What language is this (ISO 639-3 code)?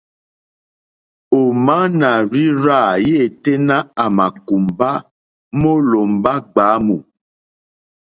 bri